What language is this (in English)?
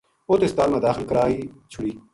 Gujari